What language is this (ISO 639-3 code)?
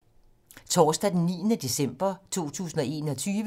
dan